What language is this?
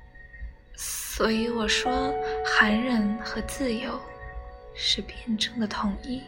Chinese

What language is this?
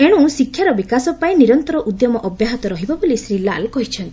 Odia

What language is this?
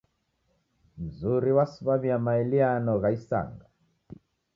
Taita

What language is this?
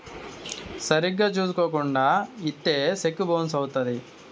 Telugu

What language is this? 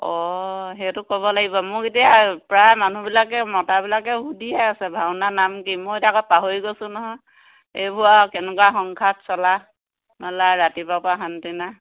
Assamese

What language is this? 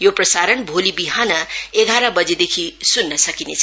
Nepali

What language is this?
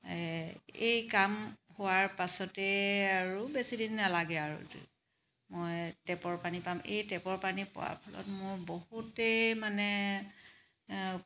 Assamese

